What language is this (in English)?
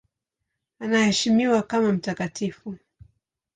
Swahili